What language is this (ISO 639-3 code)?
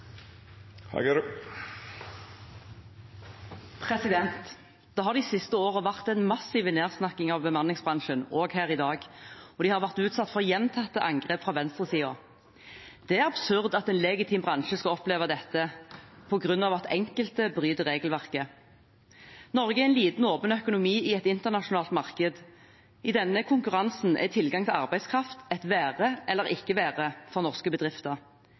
nor